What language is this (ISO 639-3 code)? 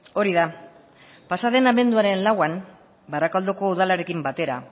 eus